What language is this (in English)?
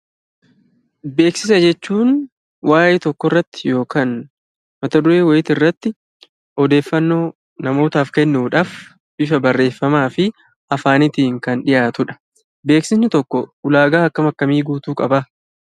Oromo